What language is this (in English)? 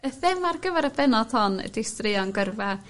Welsh